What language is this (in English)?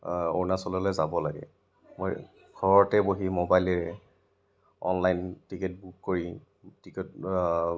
Assamese